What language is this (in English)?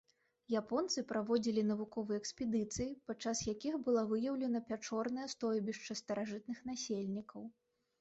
Belarusian